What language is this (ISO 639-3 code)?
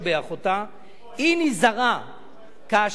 heb